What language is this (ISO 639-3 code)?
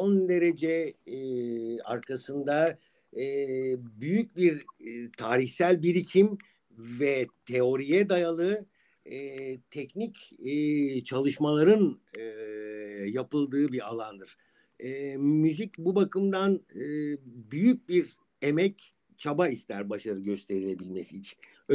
tur